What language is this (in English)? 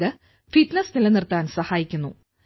Malayalam